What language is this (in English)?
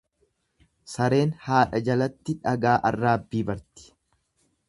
Oromo